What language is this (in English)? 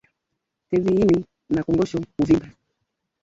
Swahili